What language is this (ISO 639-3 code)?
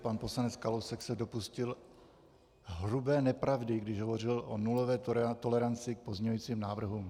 ces